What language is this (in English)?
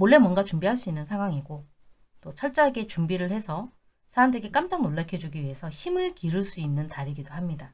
Korean